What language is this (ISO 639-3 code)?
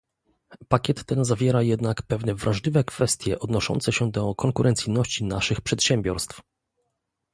pol